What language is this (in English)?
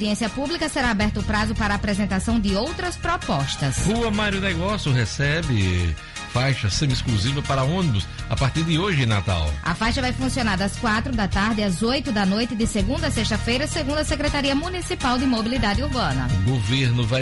Portuguese